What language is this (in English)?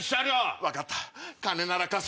Japanese